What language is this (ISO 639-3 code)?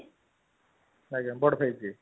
ori